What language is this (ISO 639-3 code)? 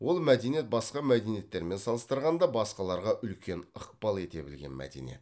kaz